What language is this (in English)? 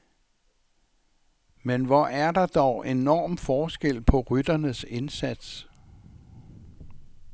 Danish